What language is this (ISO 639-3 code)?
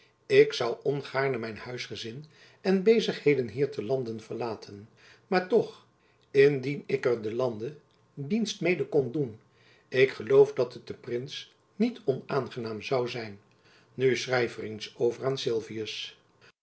nld